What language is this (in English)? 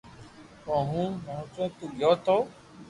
Loarki